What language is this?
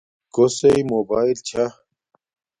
Domaaki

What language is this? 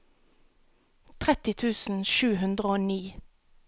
Norwegian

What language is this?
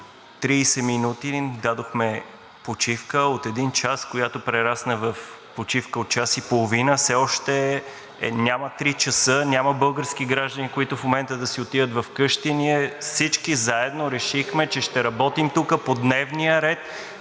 Bulgarian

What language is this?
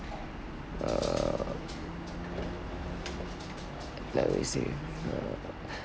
English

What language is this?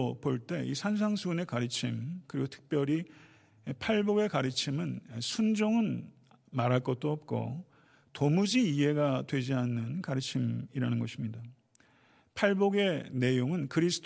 Korean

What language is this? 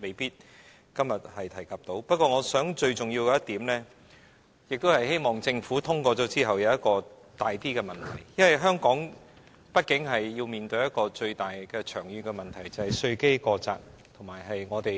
Cantonese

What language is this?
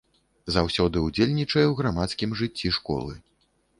Belarusian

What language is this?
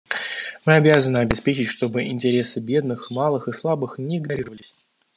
Russian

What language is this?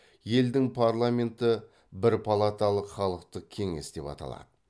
Kazakh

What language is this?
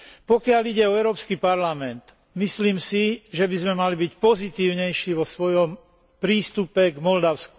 Slovak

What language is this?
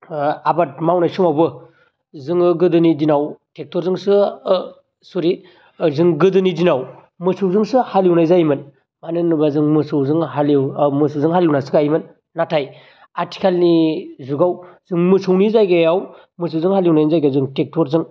Bodo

